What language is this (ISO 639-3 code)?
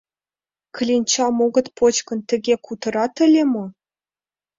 chm